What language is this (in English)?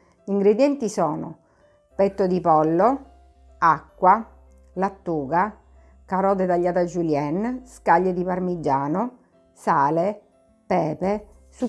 Italian